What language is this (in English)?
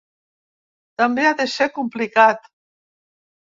Catalan